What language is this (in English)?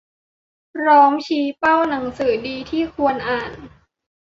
Thai